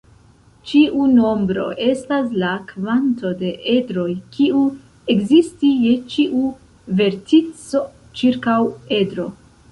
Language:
Esperanto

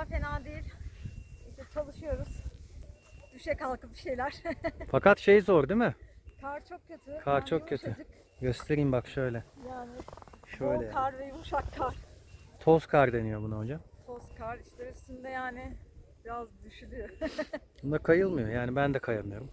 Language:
Turkish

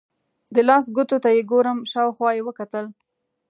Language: Pashto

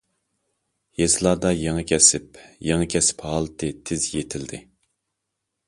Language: Uyghur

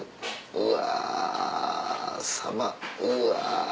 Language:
Japanese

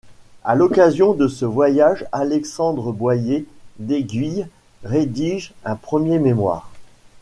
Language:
French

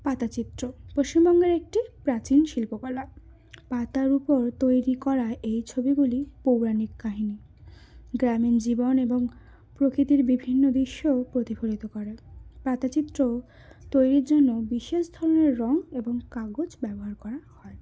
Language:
Bangla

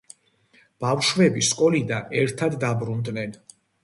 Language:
Georgian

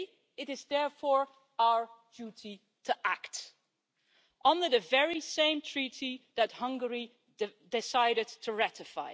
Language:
English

